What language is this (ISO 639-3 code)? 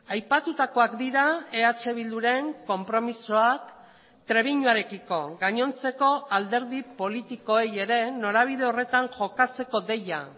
eus